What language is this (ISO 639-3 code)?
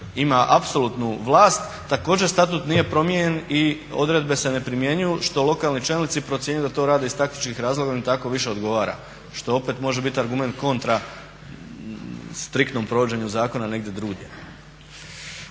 hrv